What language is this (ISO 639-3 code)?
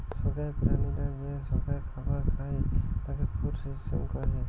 ben